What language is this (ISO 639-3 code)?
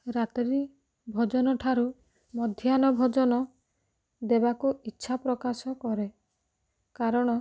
ori